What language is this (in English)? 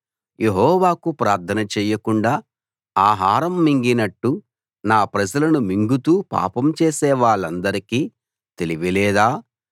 Telugu